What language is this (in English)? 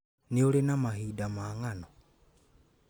Kikuyu